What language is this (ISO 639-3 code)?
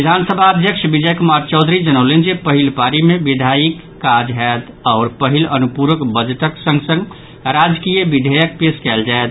mai